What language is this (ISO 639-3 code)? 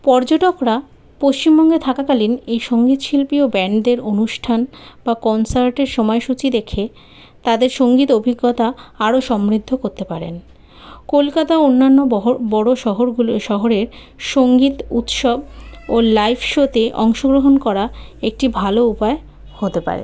ben